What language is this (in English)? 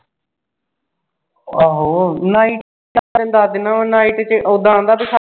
Punjabi